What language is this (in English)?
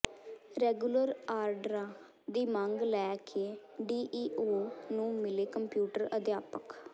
Punjabi